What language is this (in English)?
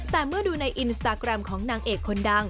Thai